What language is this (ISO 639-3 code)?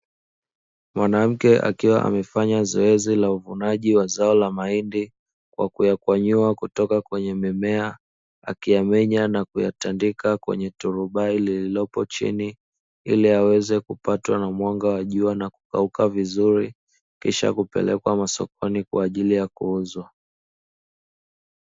swa